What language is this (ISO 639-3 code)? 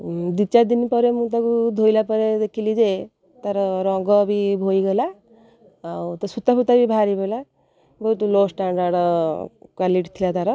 ori